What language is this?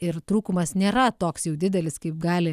Lithuanian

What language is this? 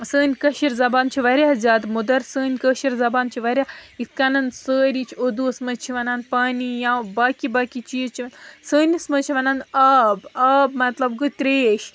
Kashmiri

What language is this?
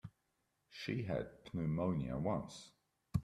English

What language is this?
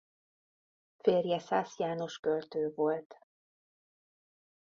Hungarian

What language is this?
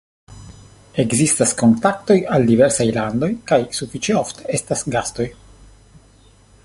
Esperanto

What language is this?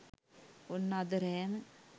Sinhala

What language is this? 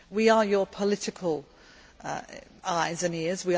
English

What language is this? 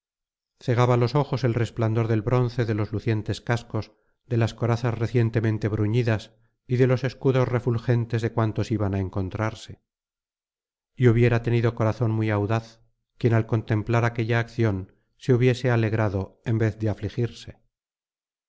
Spanish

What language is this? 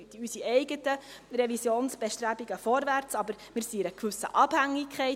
Swiss German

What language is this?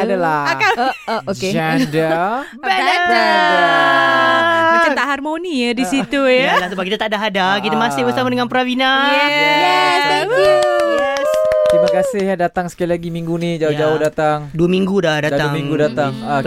Malay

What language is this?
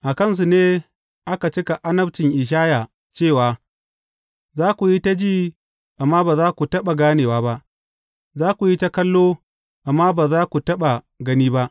Hausa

